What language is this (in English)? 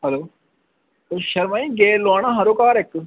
Dogri